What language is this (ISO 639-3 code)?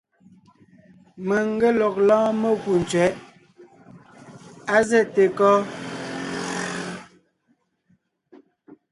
nnh